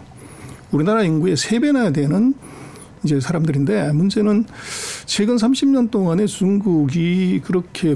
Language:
Korean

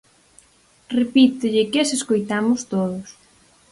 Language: Galician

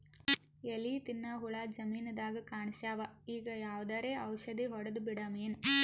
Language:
Kannada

